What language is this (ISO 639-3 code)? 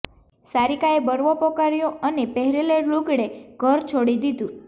guj